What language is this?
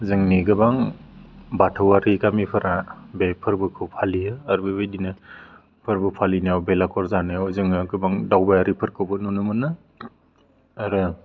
Bodo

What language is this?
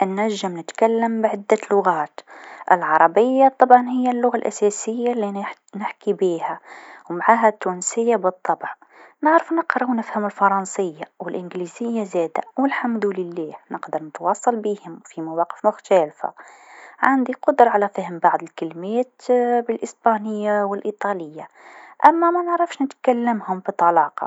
Tunisian Arabic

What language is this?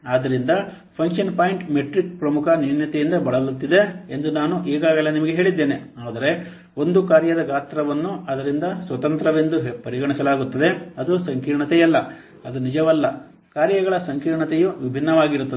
Kannada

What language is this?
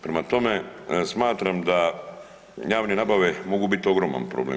Croatian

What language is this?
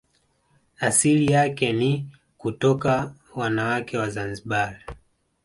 Swahili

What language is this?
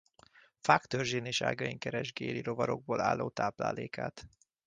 Hungarian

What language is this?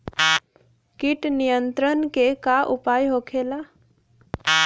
Bhojpuri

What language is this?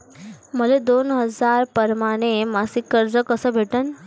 Marathi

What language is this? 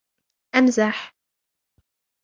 Arabic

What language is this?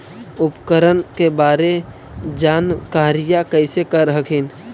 Magahi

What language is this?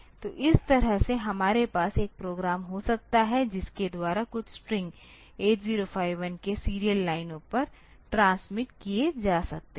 Hindi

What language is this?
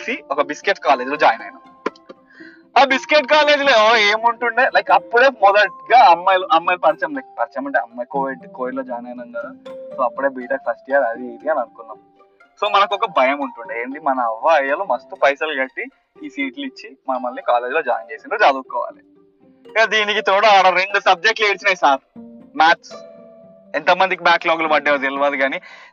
Telugu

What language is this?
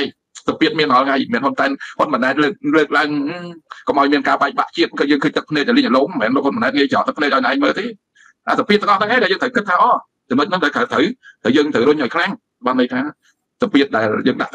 Thai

